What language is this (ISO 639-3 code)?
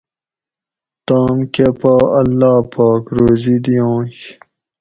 gwc